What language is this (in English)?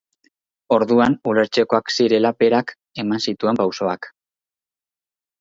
Basque